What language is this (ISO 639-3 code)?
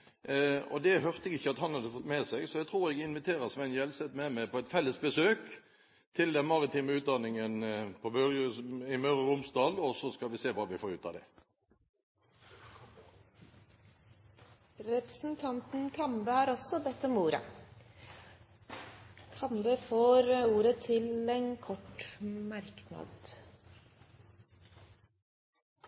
nob